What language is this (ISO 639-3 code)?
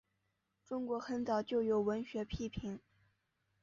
zho